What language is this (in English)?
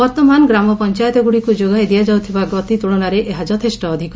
Odia